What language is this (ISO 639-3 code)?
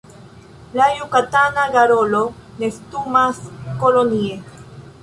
epo